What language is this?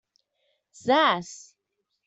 Catalan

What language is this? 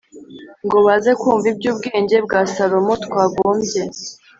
Kinyarwanda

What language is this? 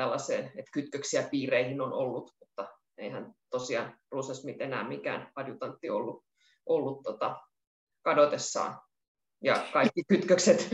Finnish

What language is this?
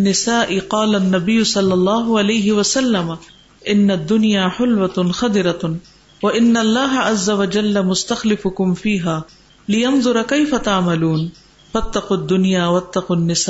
Urdu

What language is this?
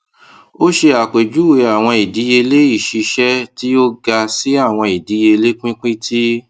Yoruba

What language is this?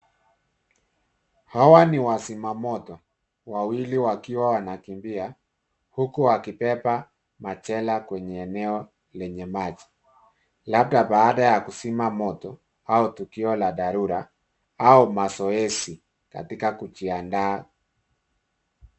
Swahili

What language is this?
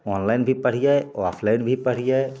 Maithili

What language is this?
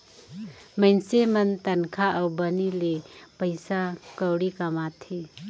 Chhattisgarhi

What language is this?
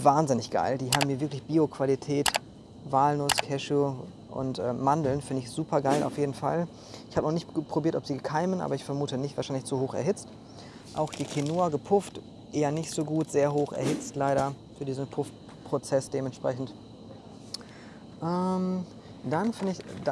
German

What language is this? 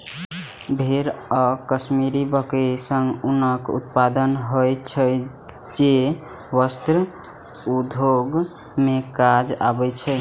Maithili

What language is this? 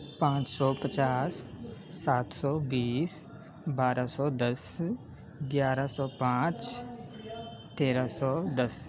Urdu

